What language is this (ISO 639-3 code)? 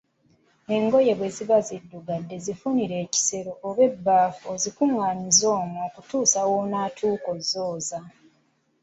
lug